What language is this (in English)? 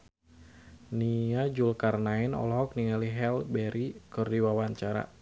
Sundanese